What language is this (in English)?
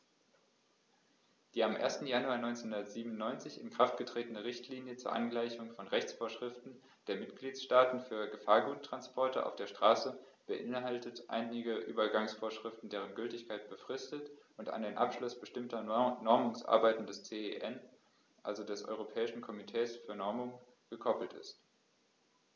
German